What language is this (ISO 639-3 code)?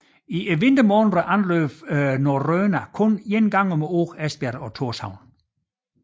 dan